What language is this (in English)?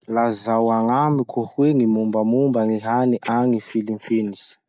Masikoro Malagasy